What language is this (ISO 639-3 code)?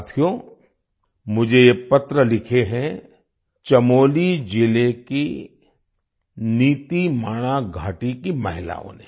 hin